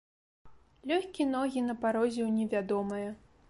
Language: Belarusian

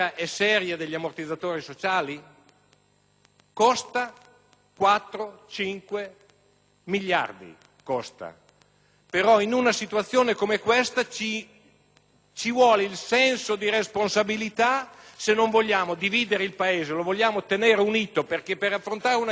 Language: Italian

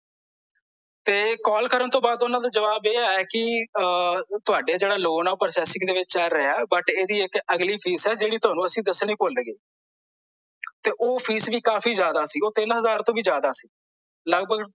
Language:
Punjabi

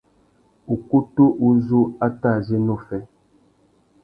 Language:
Tuki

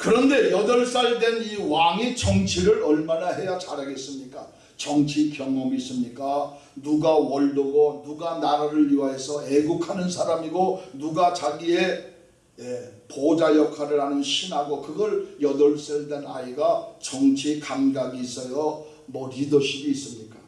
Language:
Korean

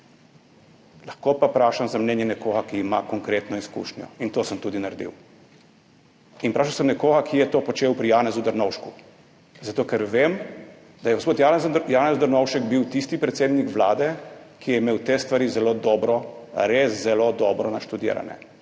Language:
Slovenian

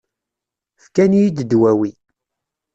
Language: Kabyle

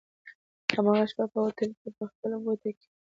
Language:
Pashto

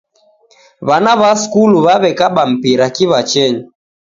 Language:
Taita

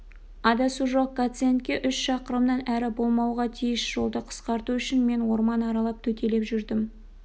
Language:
Kazakh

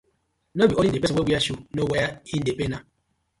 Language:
Nigerian Pidgin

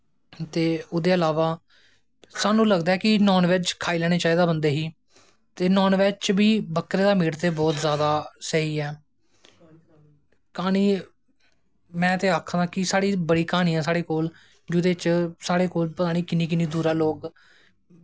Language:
Dogri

